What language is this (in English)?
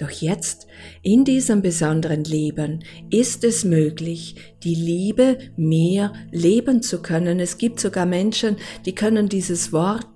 German